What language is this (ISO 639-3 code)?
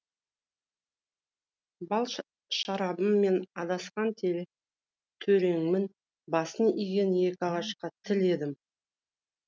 kaz